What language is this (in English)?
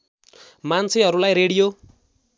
Nepali